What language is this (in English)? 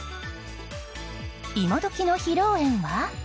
Japanese